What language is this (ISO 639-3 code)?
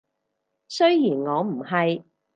yue